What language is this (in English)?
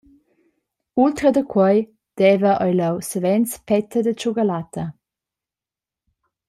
Romansh